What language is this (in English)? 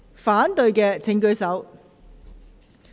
Cantonese